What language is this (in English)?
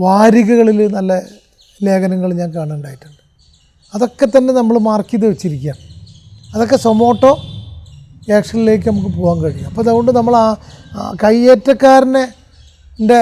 Malayalam